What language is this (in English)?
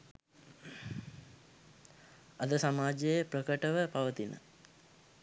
Sinhala